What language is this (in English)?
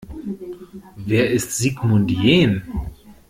German